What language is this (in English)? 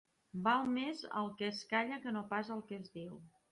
Catalan